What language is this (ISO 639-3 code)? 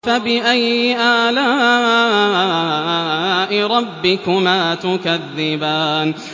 ara